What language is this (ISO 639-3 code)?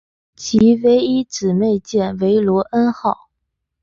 zho